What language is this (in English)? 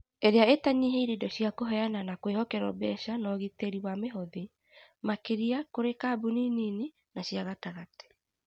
Kikuyu